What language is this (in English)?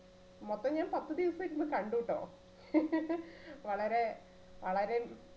Malayalam